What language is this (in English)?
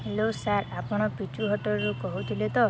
Odia